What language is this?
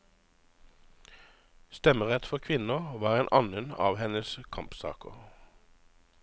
Norwegian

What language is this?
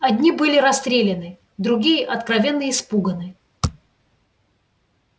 Russian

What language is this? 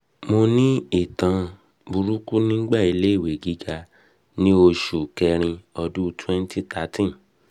Yoruba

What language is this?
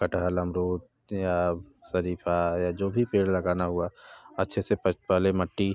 Hindi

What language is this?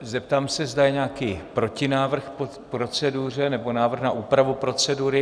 Czech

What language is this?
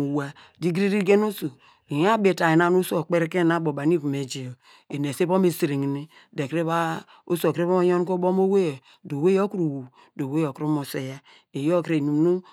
Degema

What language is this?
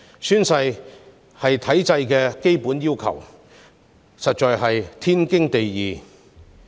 Cantonese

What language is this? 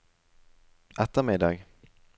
Norwegian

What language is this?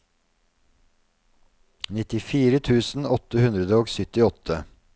Norwegian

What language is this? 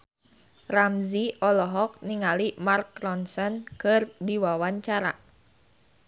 Sundanese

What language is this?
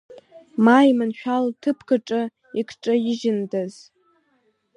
Abkhazian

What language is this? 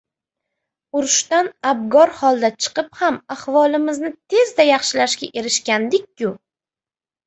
Uzbek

